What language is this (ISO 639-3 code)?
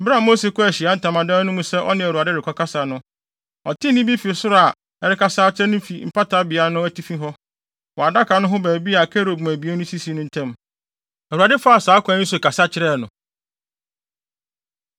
aka